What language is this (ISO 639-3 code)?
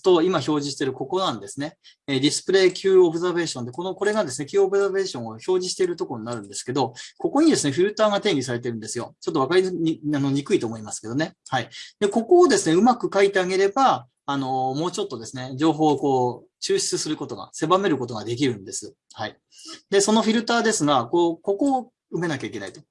jpn